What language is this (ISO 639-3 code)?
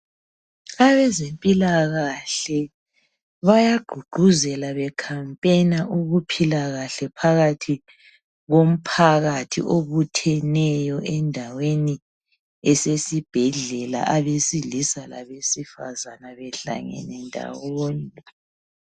nde